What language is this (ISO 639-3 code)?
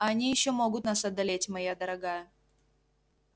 rus